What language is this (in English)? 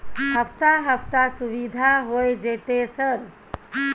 Maithili